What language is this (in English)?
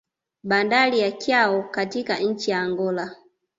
Swahili